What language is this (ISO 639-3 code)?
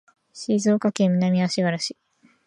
jpn